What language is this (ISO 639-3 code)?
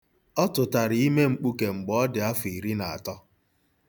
ibo